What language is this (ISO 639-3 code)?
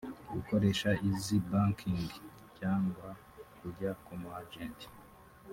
kin